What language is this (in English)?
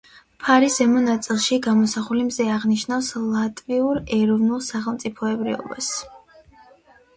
Georgian